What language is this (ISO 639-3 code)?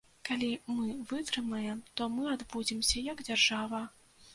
bel